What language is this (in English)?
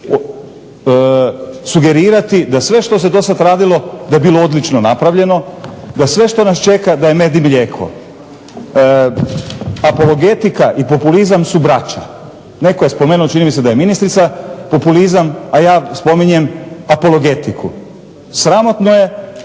Croatian